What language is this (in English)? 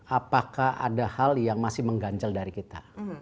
Indonesian